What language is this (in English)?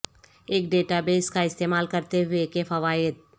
Urdu